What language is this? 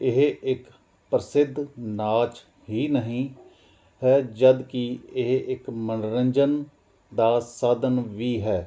Punjabi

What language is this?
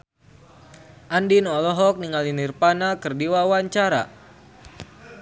Sundanese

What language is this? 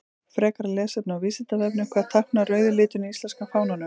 Icelandic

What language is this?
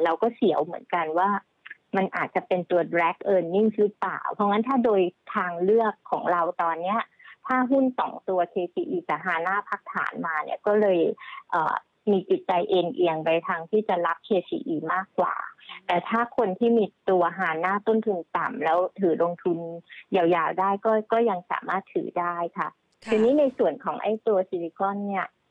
Thai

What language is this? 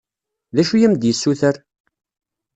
Kabyle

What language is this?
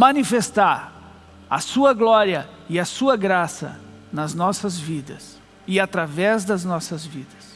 Portuguese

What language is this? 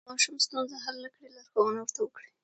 Pashto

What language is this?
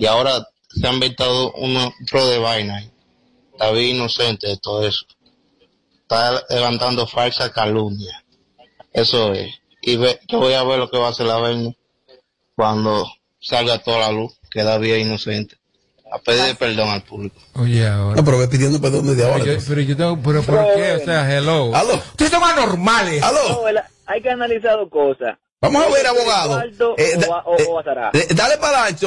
Spanish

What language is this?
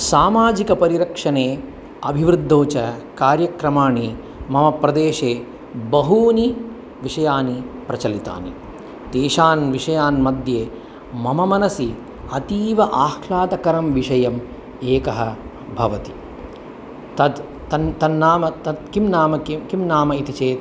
Sanskrit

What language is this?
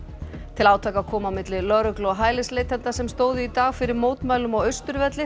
Icelandic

